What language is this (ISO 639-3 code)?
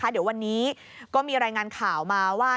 tha